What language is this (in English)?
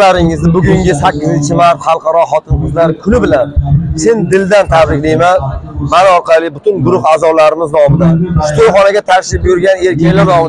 Arabic